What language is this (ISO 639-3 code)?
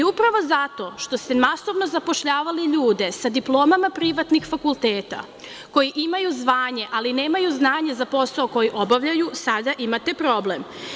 srp